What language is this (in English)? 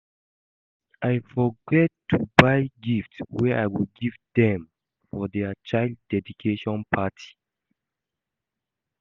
Nigerian Pidgin